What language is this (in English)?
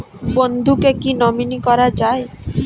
Bangla